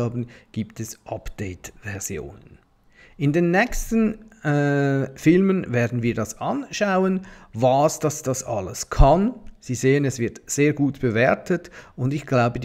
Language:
German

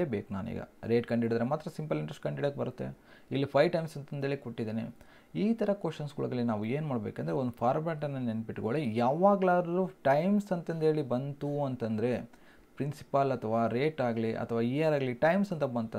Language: Kannada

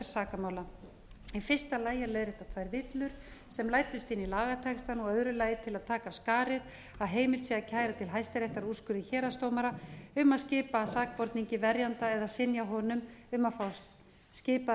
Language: Icelandic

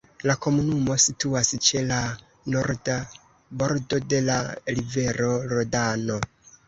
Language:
Esperanto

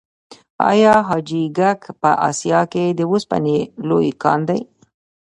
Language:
Pashto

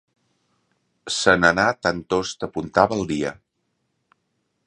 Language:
Catalan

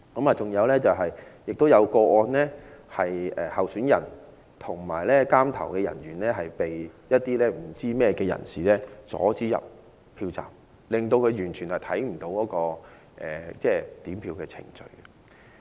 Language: Cantonese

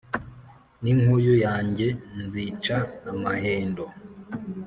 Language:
Kinyarwanda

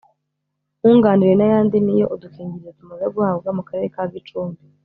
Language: Kinyarwanda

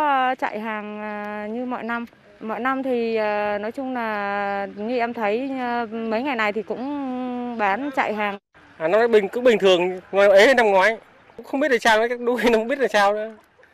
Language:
Vietnamese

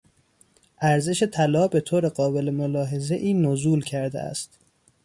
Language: Persian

